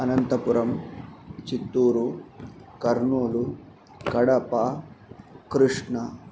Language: Sanskrit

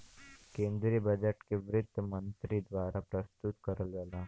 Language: Bhojpuri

